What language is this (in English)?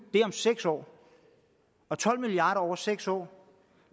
Danish